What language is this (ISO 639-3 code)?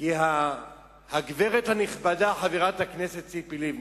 heb